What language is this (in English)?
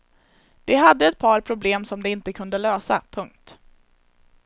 Swedish